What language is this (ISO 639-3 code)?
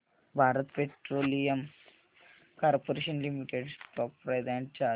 mar